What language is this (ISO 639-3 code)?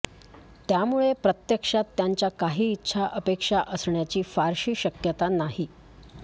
mar